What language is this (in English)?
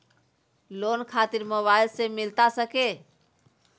Magahi